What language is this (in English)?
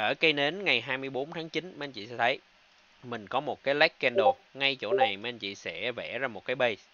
Vietnamese